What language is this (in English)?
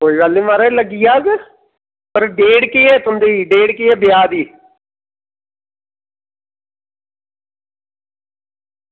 Dogri